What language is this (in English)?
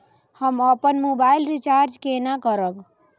Maithili